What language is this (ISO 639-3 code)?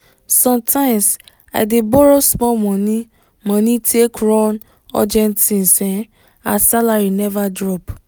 pcm